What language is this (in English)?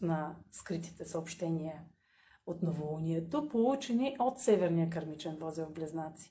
Bulgarian